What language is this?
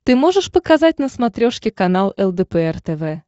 Russian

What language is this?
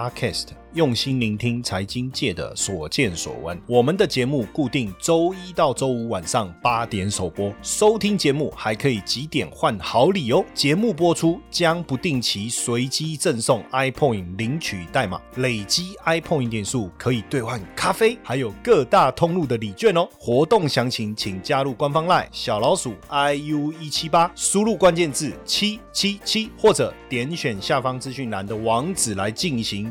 Chinese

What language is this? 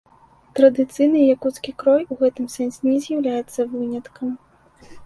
Belarusian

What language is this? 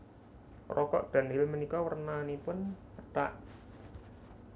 Javanese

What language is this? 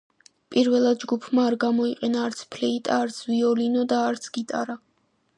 Georgian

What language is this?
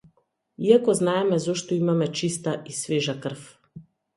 Macedonian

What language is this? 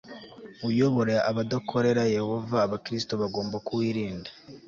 Kinyarwanda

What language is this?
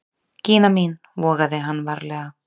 Icelandic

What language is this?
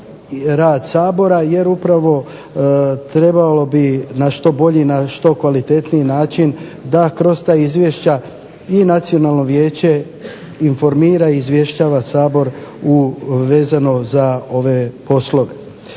Croatian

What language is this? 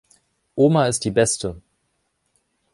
German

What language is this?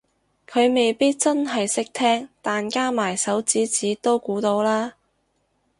Cantonese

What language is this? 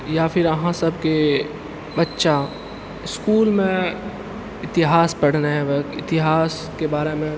Maithili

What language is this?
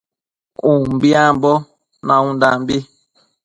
Matsés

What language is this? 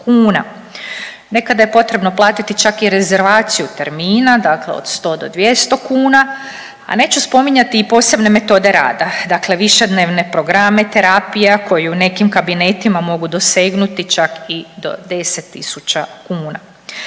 Croatian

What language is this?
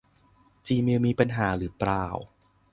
Thai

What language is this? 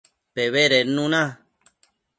Matsés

